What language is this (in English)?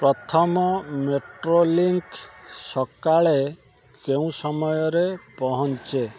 Odia